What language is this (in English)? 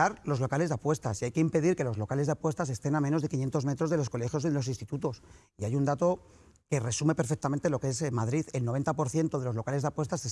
Spanish